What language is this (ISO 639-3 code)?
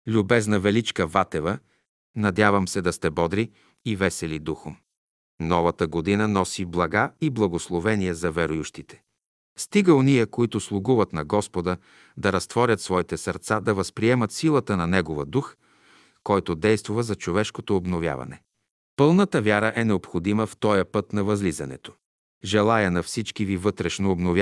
bul